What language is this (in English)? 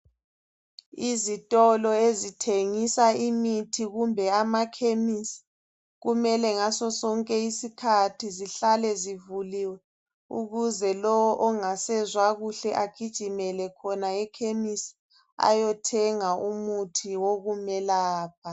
North Ndebele